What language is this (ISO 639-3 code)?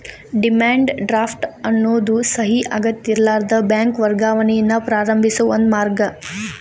kan